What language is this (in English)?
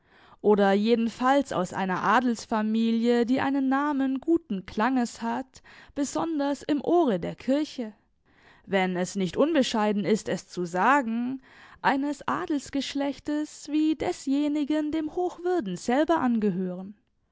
German